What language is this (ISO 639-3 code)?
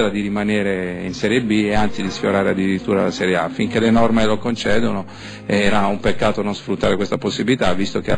ita